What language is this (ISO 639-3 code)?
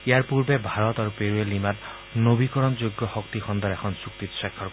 asm